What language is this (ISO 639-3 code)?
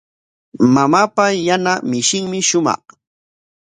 qwa